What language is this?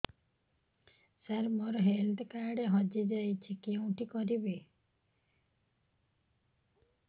Odia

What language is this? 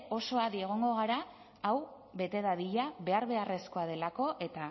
Basque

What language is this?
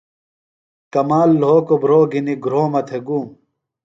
Phalura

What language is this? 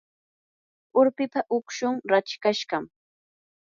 Yanahuanca Pasco Quechua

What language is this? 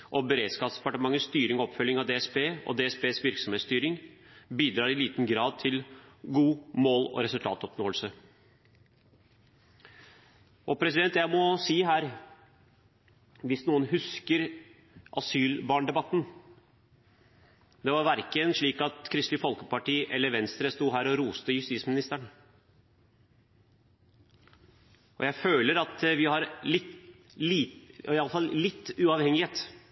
Norwegian Bokmål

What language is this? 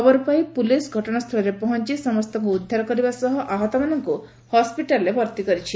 Odia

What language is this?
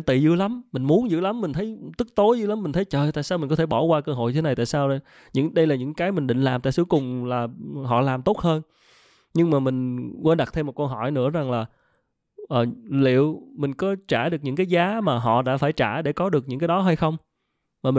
Vietnamese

